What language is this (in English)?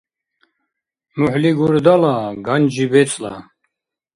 Dargwa